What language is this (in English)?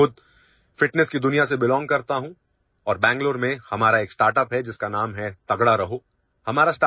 Urdu